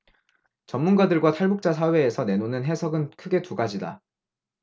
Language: Korean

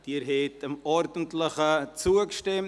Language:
Swiss German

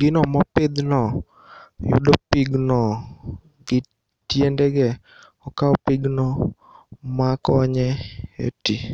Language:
Luo (Kenya and Tanzania)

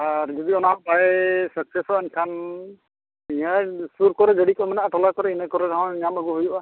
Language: Santali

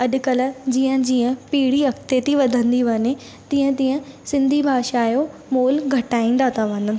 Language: Sindhi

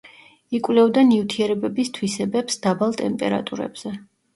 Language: Georgian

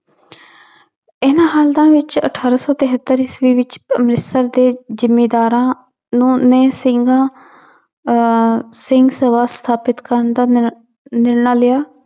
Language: Punjabi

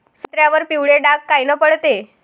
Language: Marathi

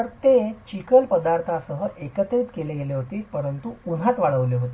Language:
Marathi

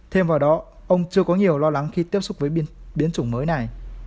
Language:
Vietnamese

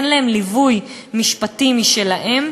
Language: Hebrew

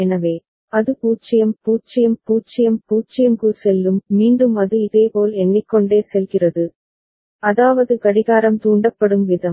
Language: Tamil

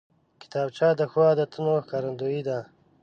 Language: Pashto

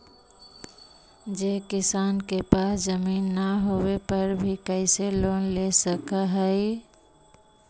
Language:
Magahi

